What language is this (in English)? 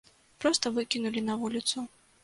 Belarusian